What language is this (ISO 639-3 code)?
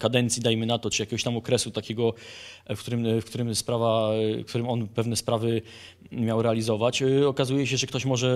pol